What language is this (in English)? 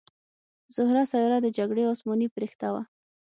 Pashto